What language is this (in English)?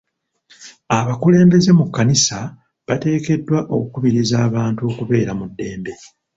Ganda